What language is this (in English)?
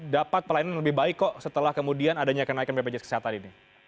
Indonesian